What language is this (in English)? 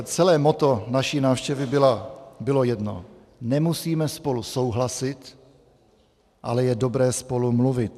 Czech